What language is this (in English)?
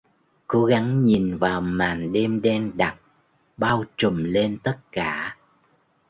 Vietnamese